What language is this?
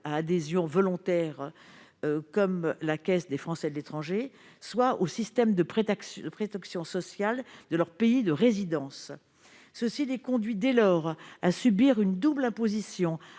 French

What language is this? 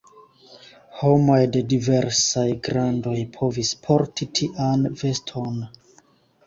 Esperanto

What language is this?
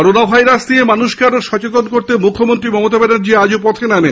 Bangla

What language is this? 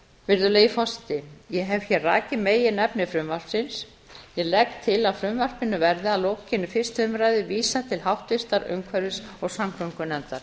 Icelandic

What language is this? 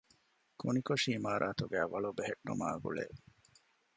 Divehi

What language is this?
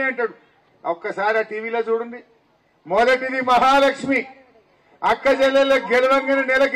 Telugu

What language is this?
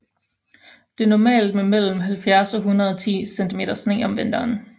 Danish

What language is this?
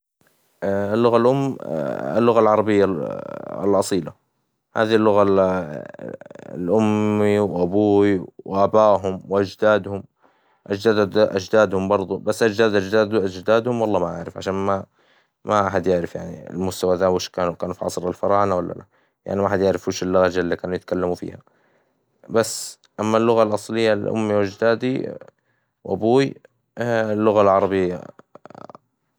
Hijazi Arabic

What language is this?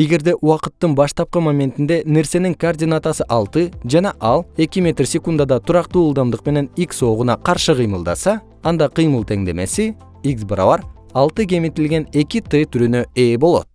Kyrgyz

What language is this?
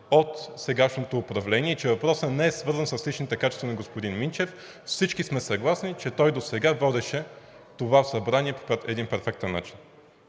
Bulgarian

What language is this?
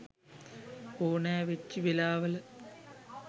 Sinhala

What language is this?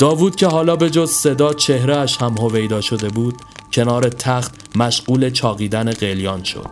Persian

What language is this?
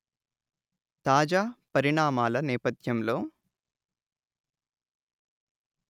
Telugu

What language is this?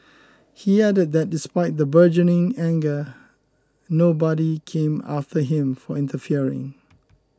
English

